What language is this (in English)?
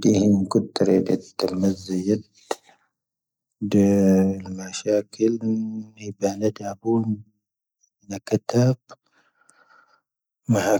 Tahaggart Tamahaq